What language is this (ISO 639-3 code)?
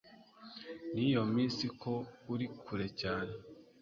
kin